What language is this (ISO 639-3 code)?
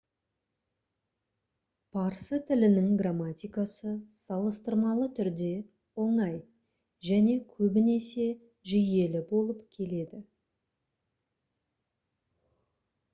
kaz